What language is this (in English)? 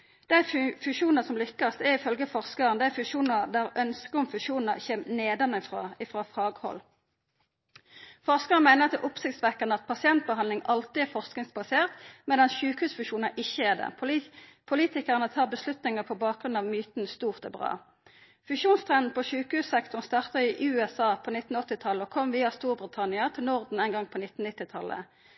Norwegian Nynorsk